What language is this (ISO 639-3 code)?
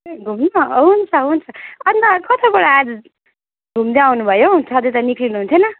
nep